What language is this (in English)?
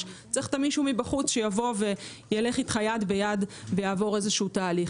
Hebrew